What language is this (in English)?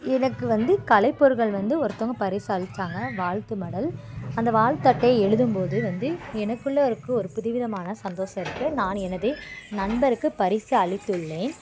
Tamil